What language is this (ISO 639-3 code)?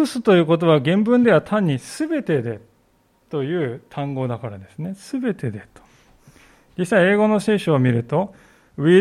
jpn